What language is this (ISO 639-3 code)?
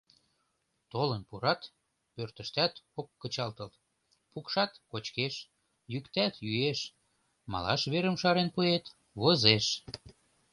chm